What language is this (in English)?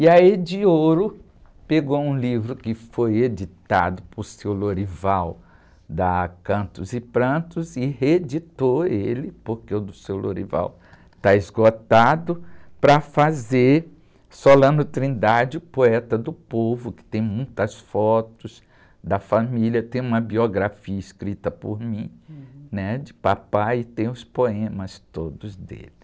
Portuguese